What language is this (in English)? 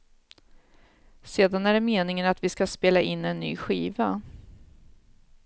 Swedish